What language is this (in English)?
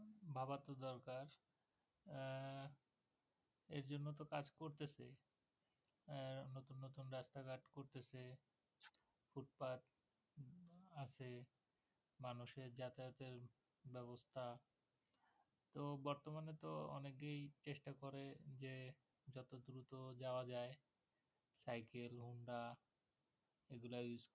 Bangla